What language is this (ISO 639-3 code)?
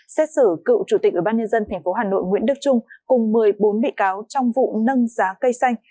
vie